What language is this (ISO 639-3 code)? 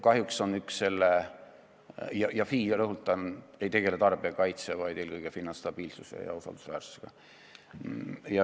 est